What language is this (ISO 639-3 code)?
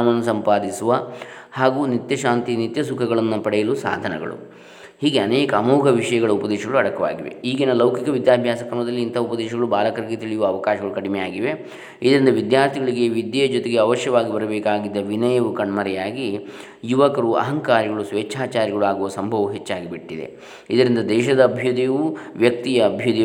kan